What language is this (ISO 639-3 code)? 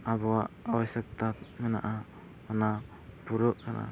sat